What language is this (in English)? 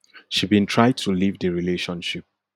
Nigerian Pidgin